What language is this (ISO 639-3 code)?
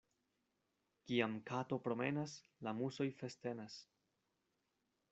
epo